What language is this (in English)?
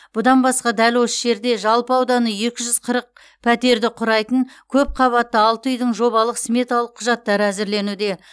Kazakh